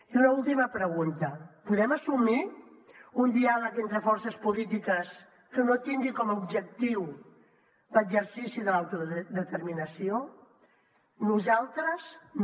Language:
Catalan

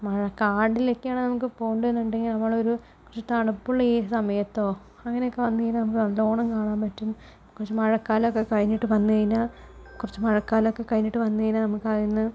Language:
Malayalam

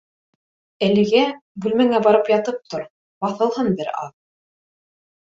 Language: Bashkir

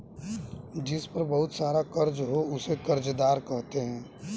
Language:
Hindi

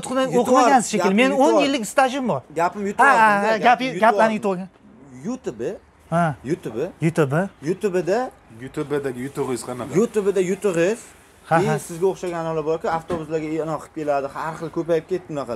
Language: Turkish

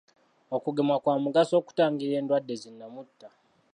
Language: Ganda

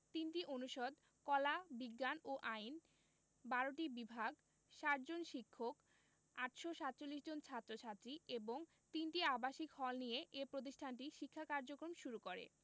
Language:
Bangla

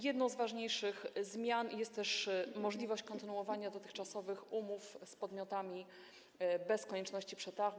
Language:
Polish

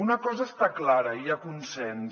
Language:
Catalan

